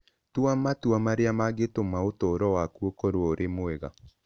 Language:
Kikuyu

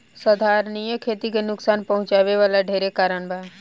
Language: Bhojpuri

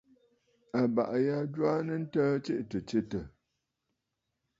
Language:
Bafut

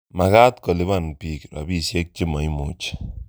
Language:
Kalenjin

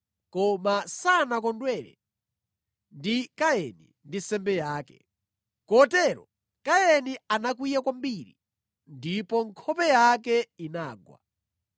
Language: Nyanja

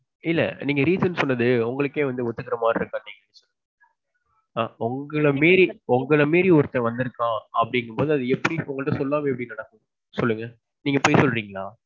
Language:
Tamil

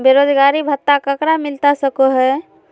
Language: Magahi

